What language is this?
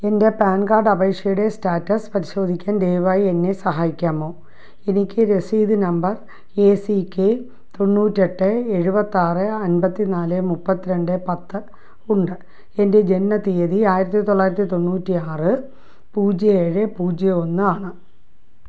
Malayalam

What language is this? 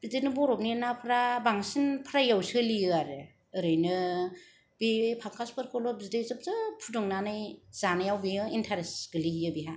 Bodo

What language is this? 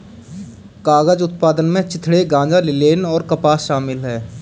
Hindi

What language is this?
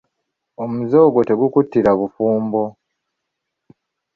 Ganda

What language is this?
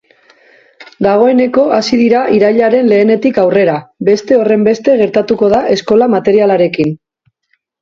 Basque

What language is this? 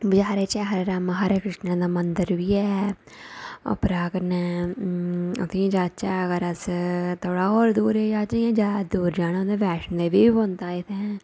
Dogri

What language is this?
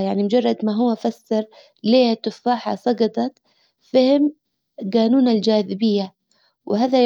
Hijazi Arabic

